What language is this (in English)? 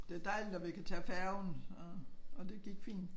Danish